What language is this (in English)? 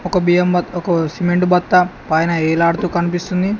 Telugu